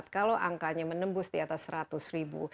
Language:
Indonesian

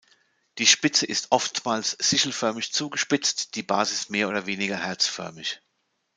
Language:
German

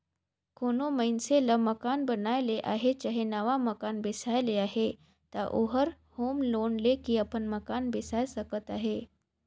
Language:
Chhattisgarhi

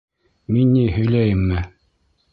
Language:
Bashkir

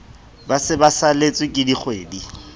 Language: Southern Sotho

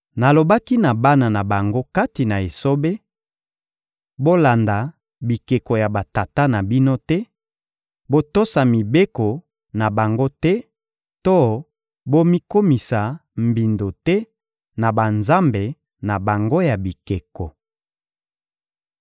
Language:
Lingala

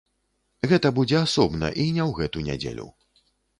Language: Belarusian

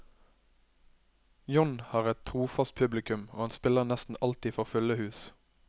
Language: Norwegian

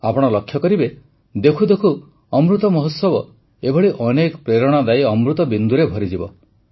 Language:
Odia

